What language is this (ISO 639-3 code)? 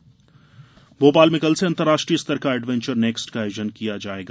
hin